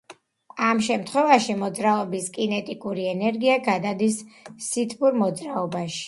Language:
Georgian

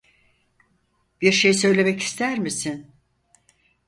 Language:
Turkish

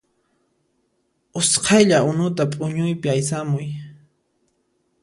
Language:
Puno Quechua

